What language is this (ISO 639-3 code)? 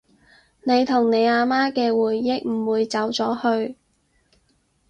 yue